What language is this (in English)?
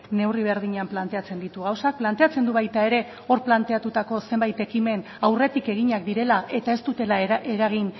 Basque